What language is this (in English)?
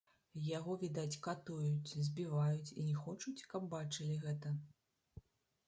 Belarusian